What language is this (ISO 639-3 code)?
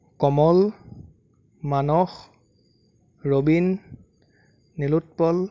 asm